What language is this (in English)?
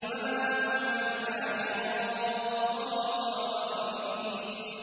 Arabic